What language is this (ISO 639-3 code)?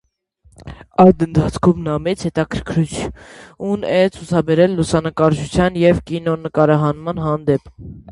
hye